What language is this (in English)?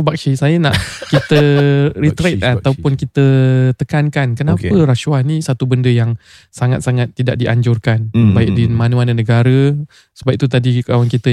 Malay